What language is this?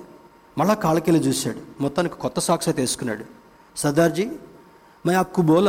Telugu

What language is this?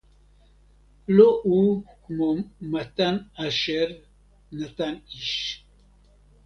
Hebrew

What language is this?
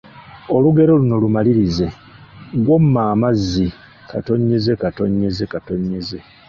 Ganda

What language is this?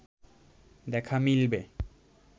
Bangla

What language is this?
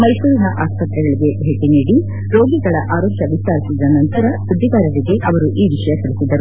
Kannada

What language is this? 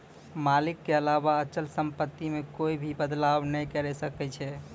Maithili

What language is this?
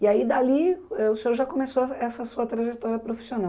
Portuguese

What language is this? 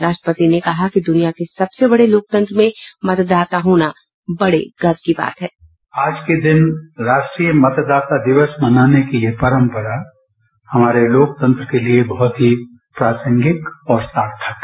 Hindi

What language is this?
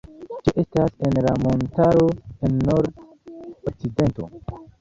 Esperanto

